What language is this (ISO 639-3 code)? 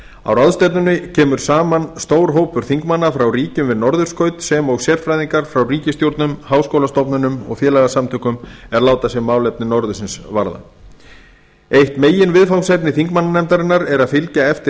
isl